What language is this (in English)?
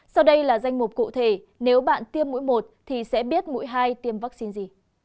Vietnamese